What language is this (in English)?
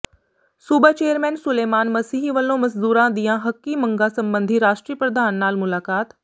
Punjabi